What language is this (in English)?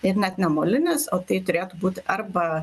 Lithuanian